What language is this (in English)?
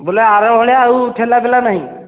Odia